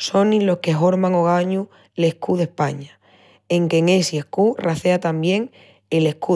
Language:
Extremaduran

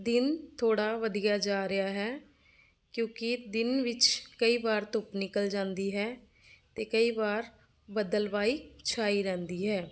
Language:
Punjabi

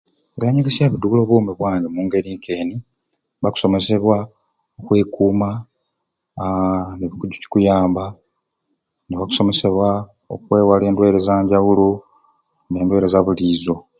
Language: Ruuli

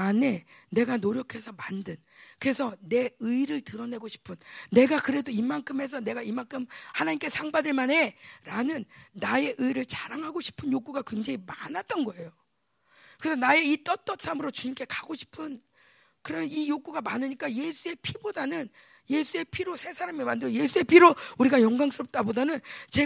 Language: Korean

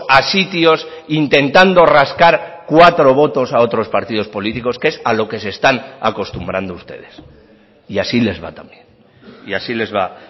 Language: Spanish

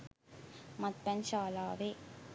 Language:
Sinhala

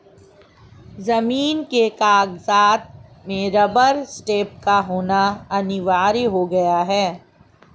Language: Hindi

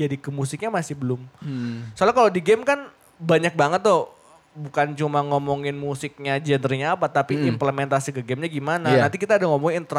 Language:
Indonesian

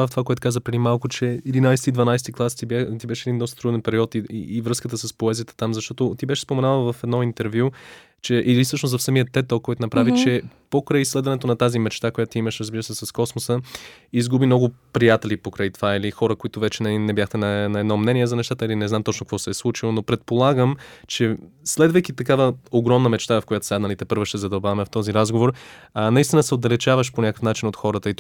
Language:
Bulgarian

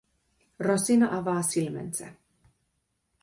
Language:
Finnish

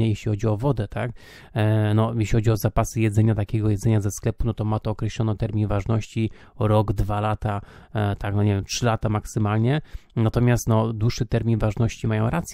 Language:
Polish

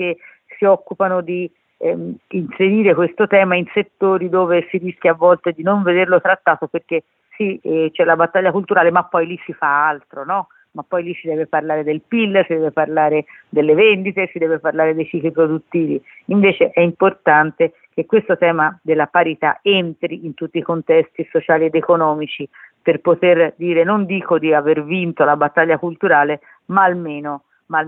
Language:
Italian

